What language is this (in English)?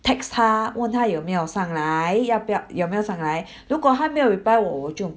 English